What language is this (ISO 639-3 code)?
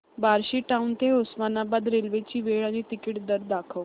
mar